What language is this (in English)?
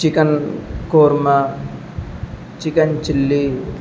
Urdu